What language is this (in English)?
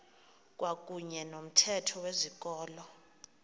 Xhosa